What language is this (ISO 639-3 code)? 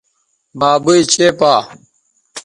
btv